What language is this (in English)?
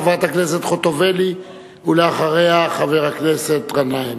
Hebrew